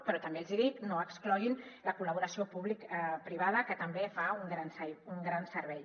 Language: Catalan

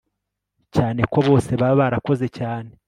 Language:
Kinyarwanda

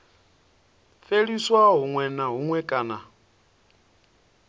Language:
Venda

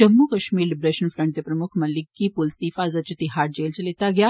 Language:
Dogri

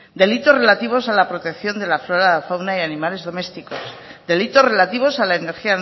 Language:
Spanish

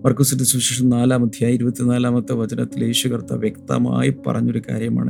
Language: Malayalam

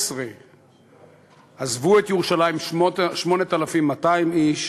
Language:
Hebrew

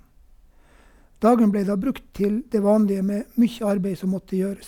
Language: Norwegian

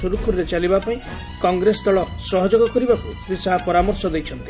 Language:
Odia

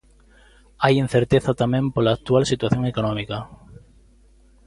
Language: Galician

